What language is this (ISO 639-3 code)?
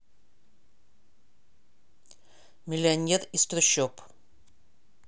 rus